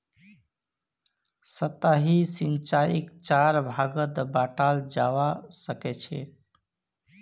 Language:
Magahi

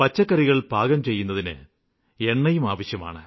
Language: Malayalam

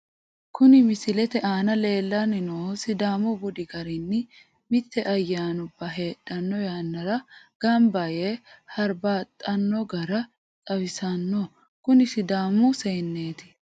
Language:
Sidamo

